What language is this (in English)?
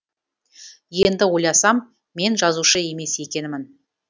Kazakh